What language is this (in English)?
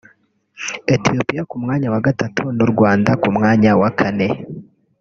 Kinyarwanda